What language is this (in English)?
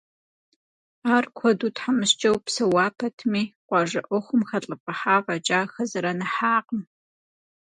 Kabardian